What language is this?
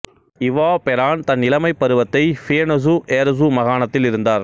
Tamil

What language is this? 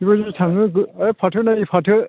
Bodo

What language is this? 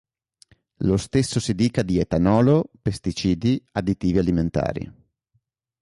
Italian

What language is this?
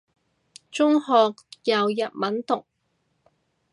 Cantonese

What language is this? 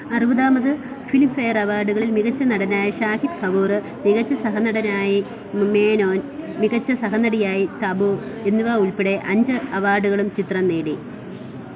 Malayalam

